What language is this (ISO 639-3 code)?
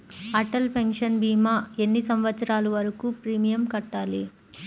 tel